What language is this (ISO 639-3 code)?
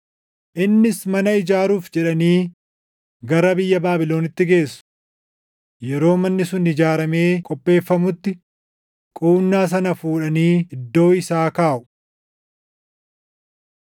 orm